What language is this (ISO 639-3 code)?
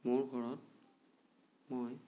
asm